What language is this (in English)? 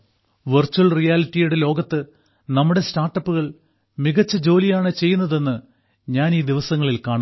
Malayalam